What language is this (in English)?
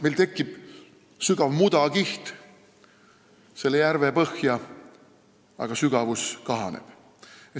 Estonian